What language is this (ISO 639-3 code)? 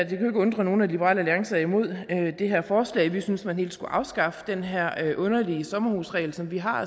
dan